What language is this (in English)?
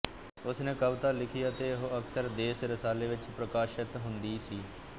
Punjabi